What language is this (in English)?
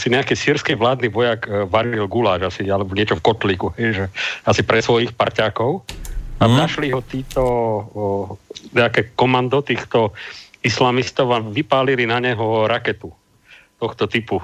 Slovak